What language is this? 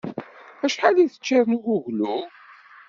Kabyle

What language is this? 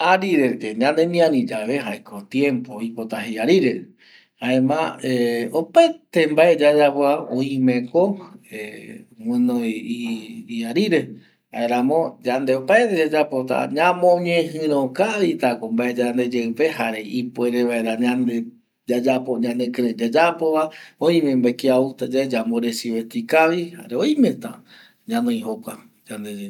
Eastern Bolivian Guaraní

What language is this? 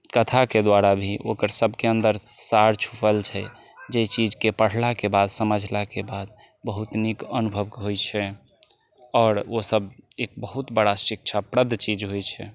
Maithili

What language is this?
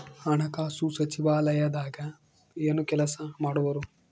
Kannada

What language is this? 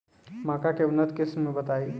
Bhojpuri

